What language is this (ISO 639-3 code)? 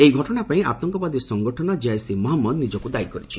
ori